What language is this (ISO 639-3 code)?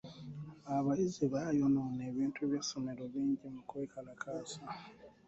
lug